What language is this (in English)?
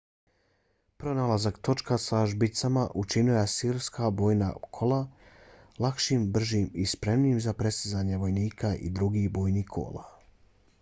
Bosnian